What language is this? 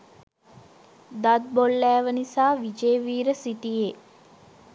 Sinhala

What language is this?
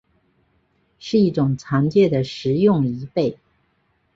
Chinese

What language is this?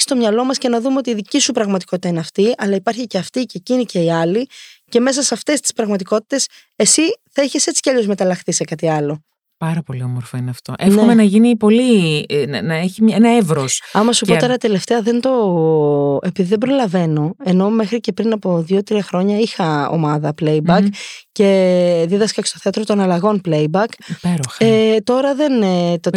Greek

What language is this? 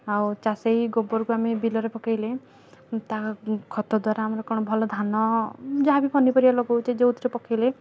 Odia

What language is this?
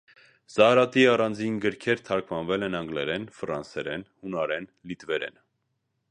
Armenian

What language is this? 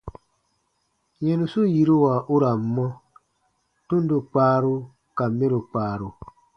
Baatonum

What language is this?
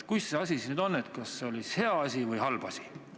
Estonian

